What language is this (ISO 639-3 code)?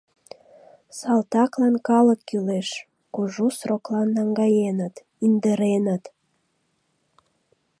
chm